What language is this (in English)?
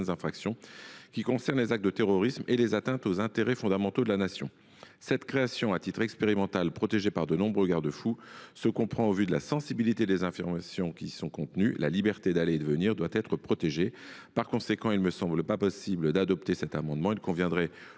French